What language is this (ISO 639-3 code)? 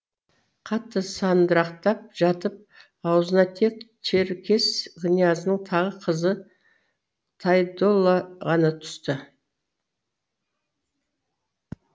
kaz